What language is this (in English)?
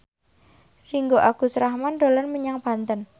Javanese